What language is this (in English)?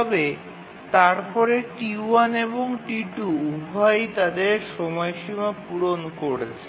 Bangla